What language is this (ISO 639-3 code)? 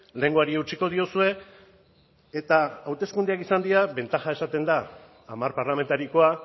eus